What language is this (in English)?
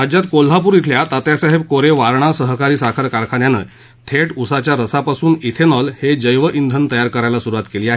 Marathi